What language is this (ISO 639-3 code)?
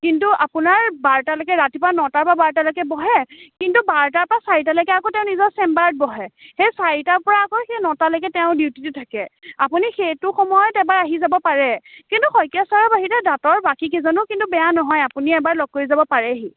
asm